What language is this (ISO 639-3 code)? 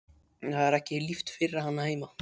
isl